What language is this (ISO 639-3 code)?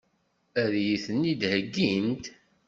kab